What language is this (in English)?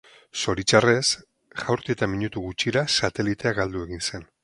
Basque